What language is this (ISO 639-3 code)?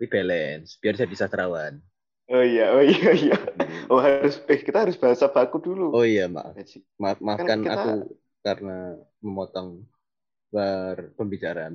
ind